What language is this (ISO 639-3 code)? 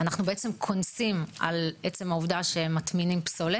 heb